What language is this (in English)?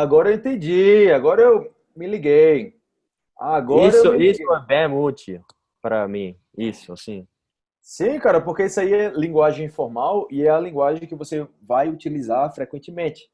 Portuguese